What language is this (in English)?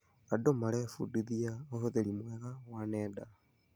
Kikuyu